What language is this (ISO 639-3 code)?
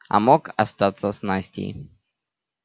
rus